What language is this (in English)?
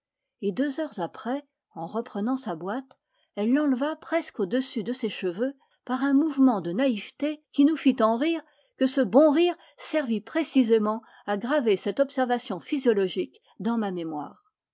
French